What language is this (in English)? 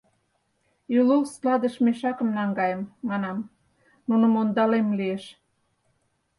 Mari